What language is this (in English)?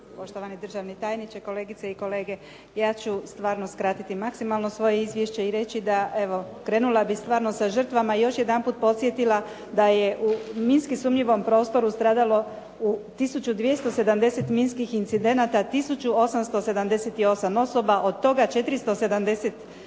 Croatian